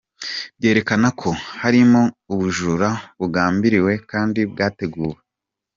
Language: Kinyarwanda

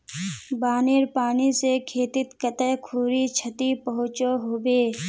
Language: Magahi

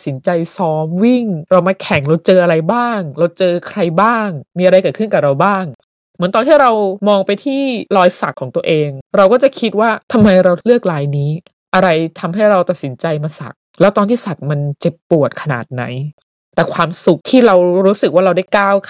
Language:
Thai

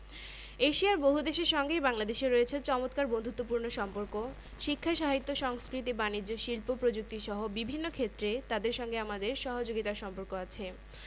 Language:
Bangla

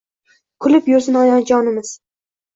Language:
Uzbek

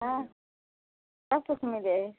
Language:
Maithili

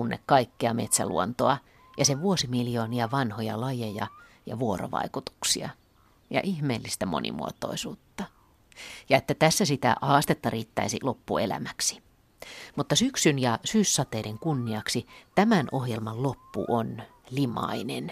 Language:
Finnish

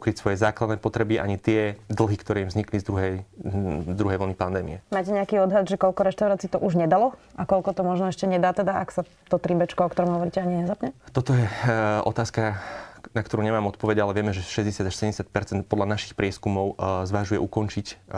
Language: Slovak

